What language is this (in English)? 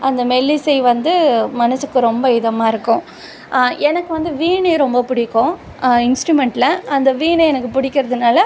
Tamil